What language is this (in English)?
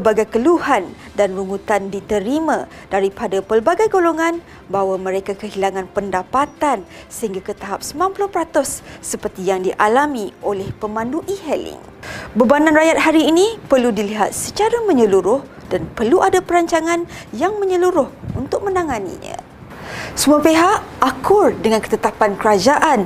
Malay